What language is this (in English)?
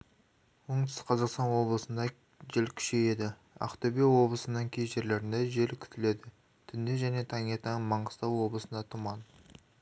Kazakh